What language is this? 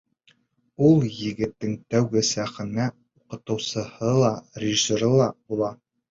Bashkir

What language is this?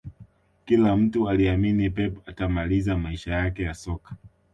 Swahili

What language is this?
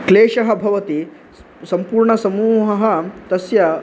Sanskrit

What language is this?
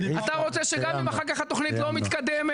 Hebrew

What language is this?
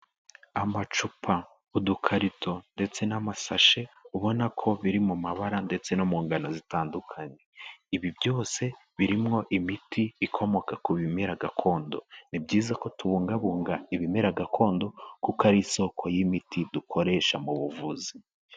Kinyarwanda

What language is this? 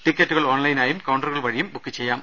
Malayalam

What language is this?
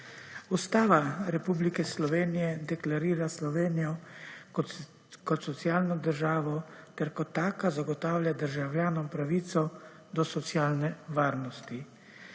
Slovenian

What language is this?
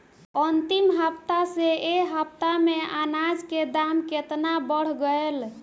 Bhojpuri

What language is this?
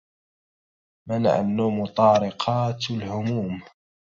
Arabic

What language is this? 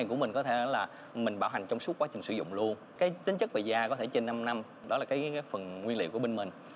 Vietnamese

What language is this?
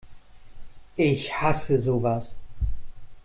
German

